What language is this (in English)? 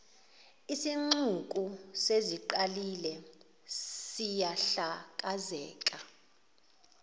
Zulu